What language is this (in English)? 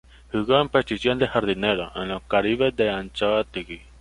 Spanish